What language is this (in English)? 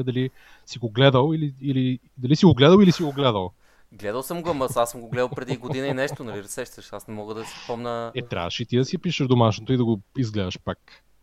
Bulgarian